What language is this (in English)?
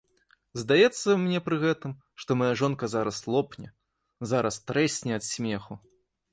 Belarusian